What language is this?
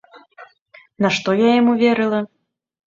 Belarusian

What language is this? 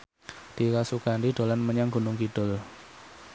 Javanese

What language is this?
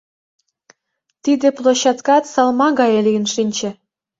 Mari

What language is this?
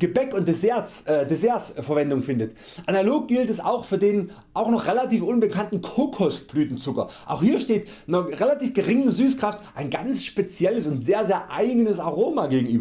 German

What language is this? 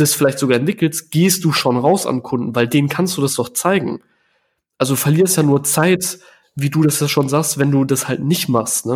German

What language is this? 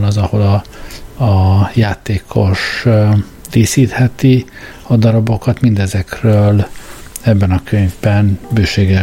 Hungarian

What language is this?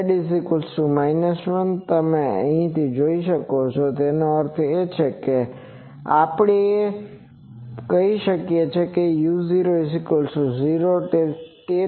Gujarati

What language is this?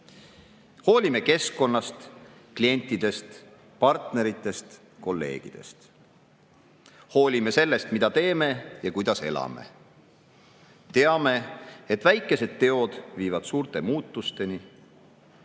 Estonian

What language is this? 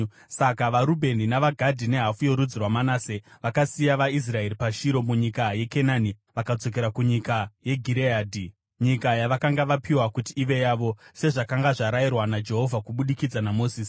Shona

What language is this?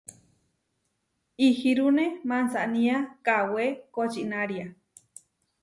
Huarijio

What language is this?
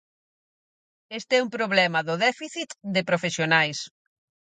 Galician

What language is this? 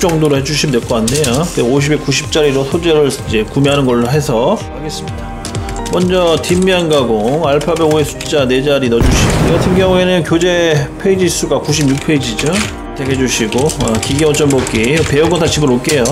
Korean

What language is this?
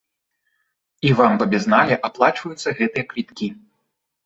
Belarusian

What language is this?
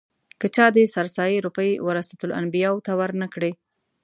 Pashto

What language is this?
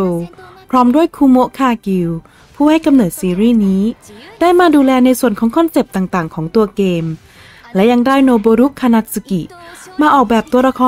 Thai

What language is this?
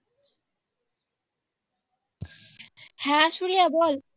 Bangla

